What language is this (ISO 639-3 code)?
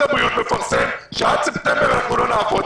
heb